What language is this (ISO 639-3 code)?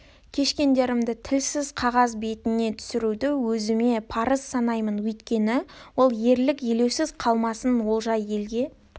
kaz